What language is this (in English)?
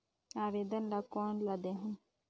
Chhattisgarhi